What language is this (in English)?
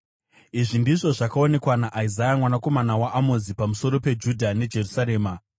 Shona